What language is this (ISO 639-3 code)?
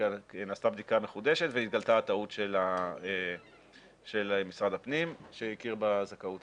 heb